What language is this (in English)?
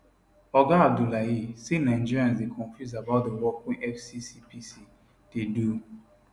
Nigerian Pidgin